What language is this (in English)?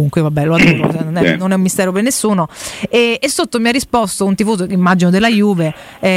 Italian